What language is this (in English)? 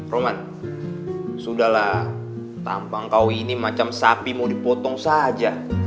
Indonesian